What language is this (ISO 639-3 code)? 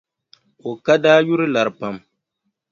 dag